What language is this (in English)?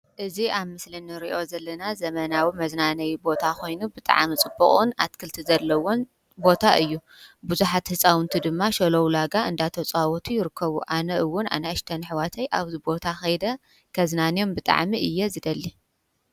Tigrinya